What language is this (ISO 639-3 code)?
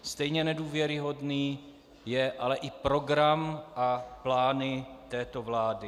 ces